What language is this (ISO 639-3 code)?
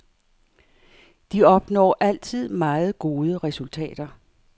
dan